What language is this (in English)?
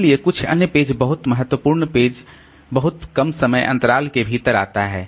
Hindi